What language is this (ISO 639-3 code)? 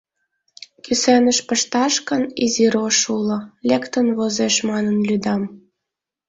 chm